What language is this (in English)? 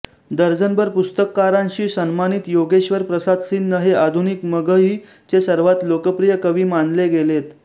Marathi